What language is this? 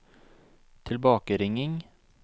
Norwegian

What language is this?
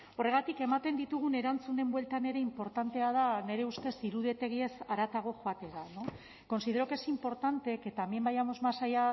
Basque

